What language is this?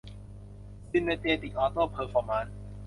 Thai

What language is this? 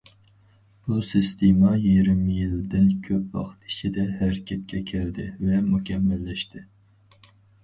Uyghur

